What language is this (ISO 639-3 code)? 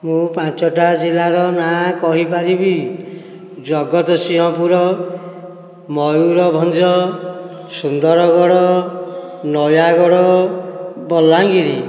ori